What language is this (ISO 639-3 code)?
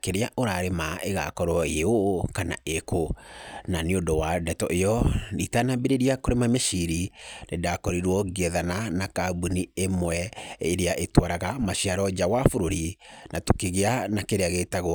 kik